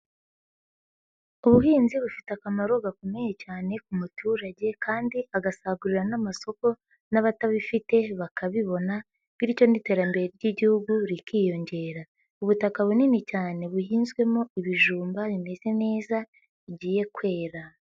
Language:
Kinyarwanda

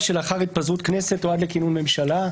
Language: Hebrew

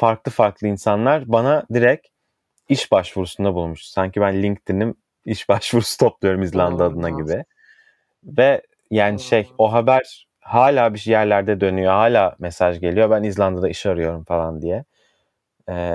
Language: Turkish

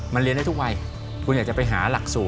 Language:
Thai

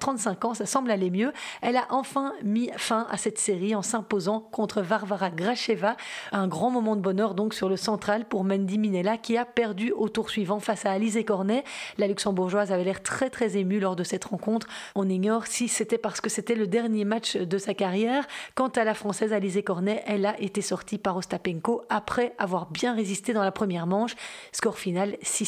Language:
French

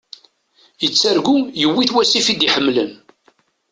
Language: Kabyle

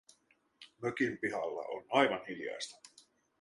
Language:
Finnish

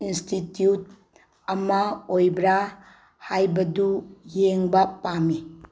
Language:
Manipuri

